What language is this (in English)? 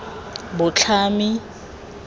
Tswana